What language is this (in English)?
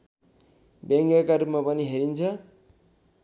Nepali